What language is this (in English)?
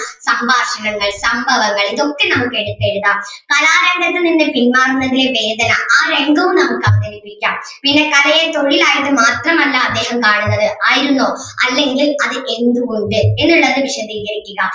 Malayalam